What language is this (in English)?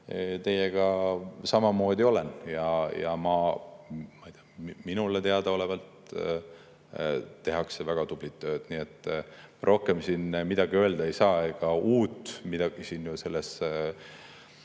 Estonian